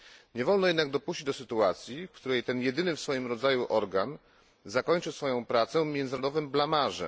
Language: Polish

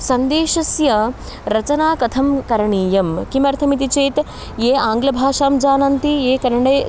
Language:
Sanskrit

